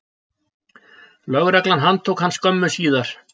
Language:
Icelandic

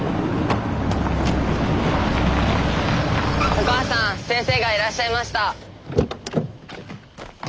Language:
Japanese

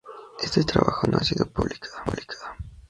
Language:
Spanish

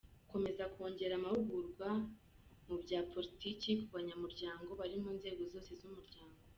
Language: Kinyarwanda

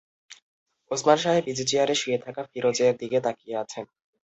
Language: Bangla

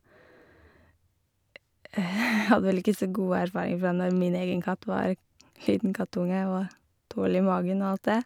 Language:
Norwegian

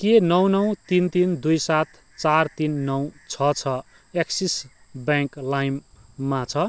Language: Nepali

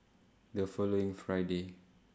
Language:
English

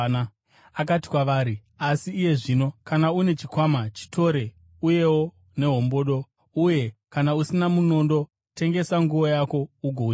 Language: Shona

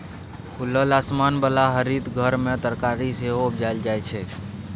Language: Maithili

